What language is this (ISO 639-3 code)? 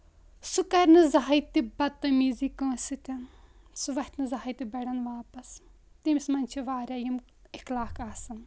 kas